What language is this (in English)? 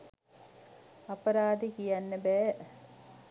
Sinhala